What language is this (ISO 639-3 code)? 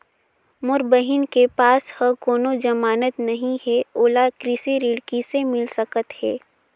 hne